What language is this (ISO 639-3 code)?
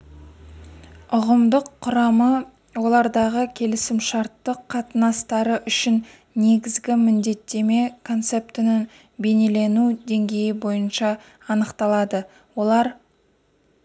kaz